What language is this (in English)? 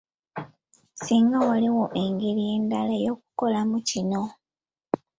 Ganda